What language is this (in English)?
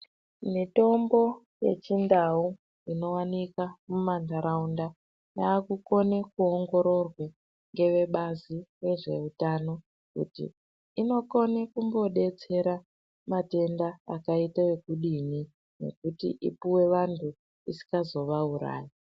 Ndau